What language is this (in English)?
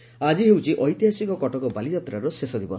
Odia